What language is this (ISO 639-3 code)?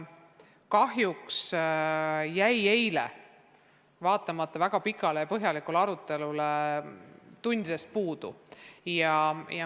est